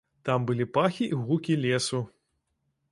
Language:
Belarusian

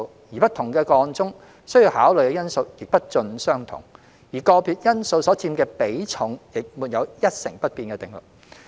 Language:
Cantonese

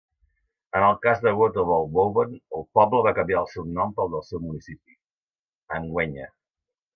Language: Catalan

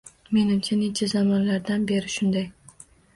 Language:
Uzbek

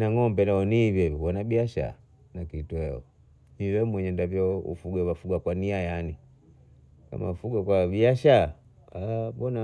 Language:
Bondei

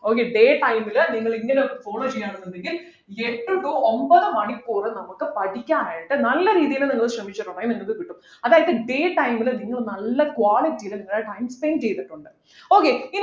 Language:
Malayalam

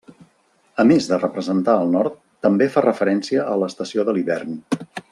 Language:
Catalan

